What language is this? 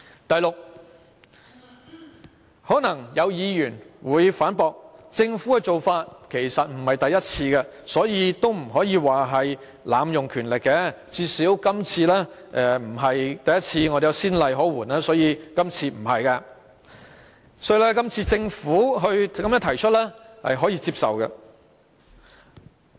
Cantonese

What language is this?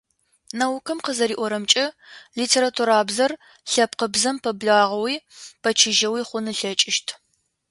Adyghe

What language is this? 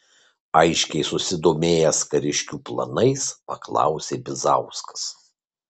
Lithuanian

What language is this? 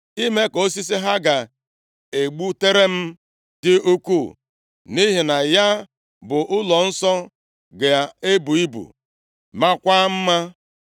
Igbo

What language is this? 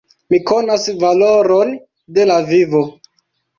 Esperanto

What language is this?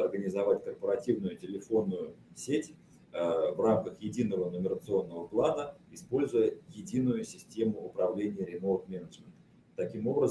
Russian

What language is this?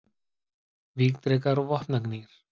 Icelandic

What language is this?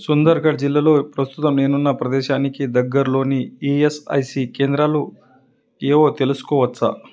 Telugu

